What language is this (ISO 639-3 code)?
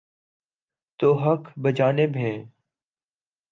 urd